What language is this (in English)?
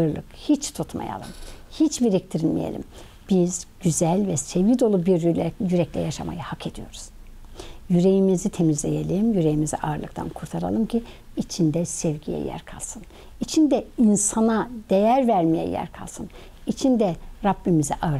Turkish